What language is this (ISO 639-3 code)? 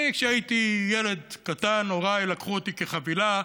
heb